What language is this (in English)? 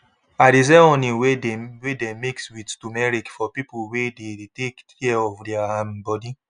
Nigerian Pidgin